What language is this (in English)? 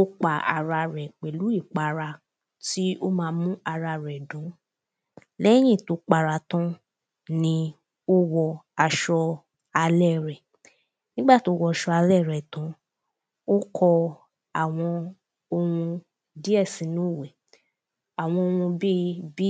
Yoruba